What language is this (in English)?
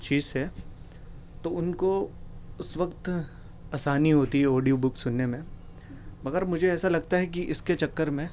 Urdu